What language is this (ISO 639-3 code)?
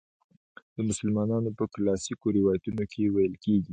pus